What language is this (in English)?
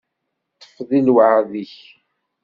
Kabyle